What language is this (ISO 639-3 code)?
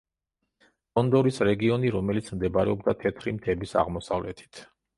kat